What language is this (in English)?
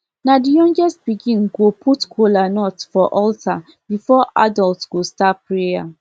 Nigerian Pidgin